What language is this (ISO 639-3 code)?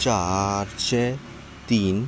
kok